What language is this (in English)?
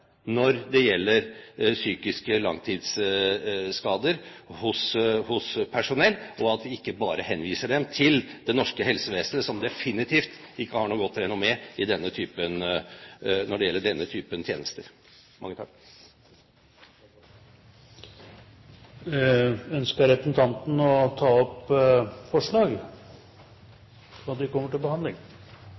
Norwegian Bokmål